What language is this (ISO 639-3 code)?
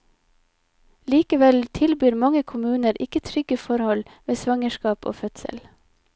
nor